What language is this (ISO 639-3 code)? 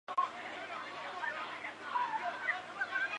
zho